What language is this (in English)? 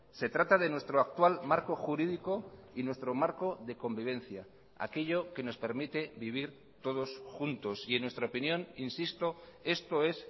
Spanish